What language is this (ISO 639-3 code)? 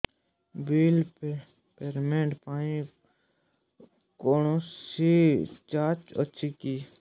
ori